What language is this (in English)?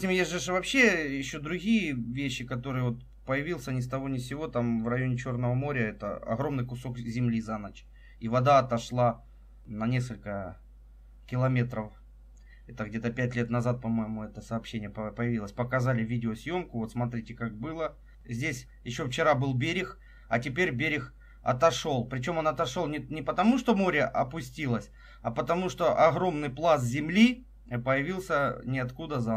Russian